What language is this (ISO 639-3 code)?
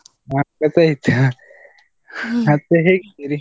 kan